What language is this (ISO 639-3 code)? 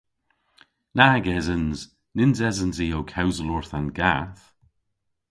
cor